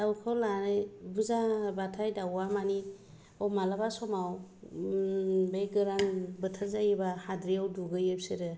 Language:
Bodo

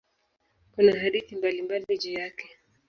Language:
Swahili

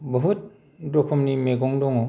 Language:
Bodo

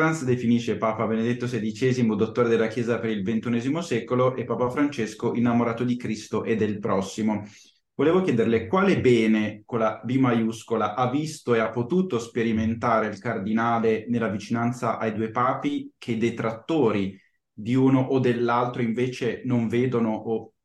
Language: Italian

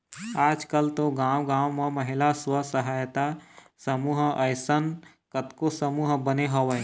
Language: Chhattisgarhi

